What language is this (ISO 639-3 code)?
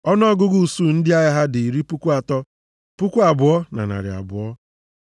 ibo